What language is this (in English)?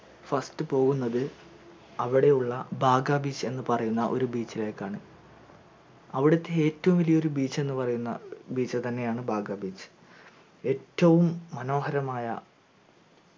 Malayalam